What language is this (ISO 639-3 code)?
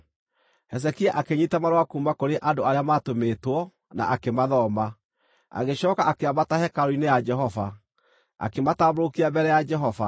kik